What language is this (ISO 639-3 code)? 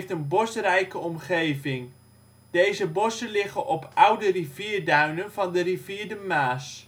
nld